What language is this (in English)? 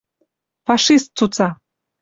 Western Mari